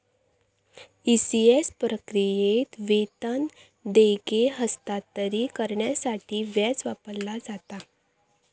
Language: Marathi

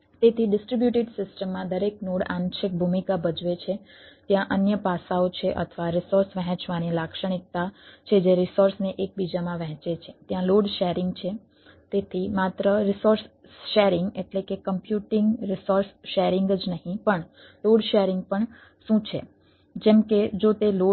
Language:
Gujarati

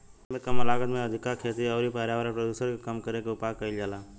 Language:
Bhojpuri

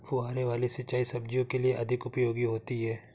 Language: Hindi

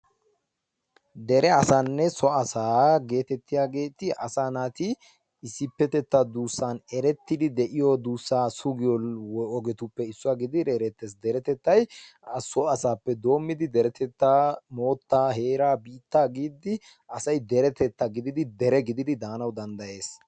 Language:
Wolaytta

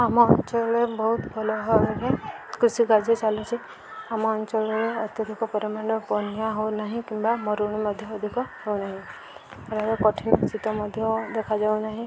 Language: Odia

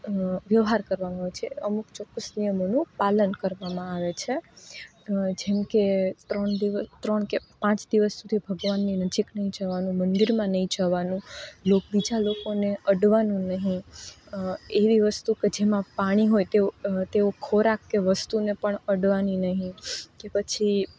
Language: Gujarati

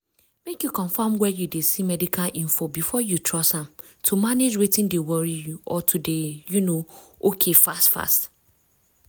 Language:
Nigerian Pidgin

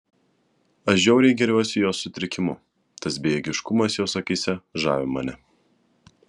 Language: Lithuanian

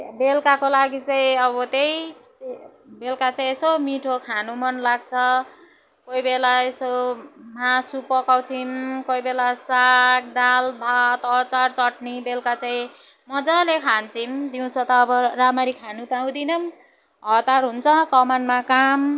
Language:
Nepali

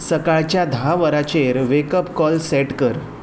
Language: Konkani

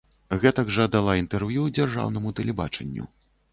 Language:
Belarusian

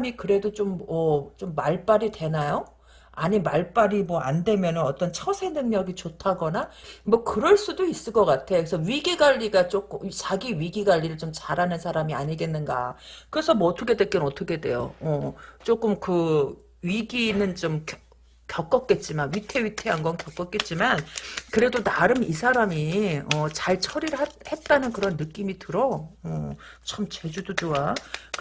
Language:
Korean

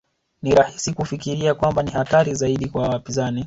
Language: Swahili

